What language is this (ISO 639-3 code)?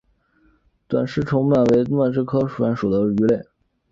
zho